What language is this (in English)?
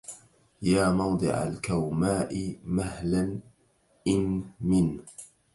Arabic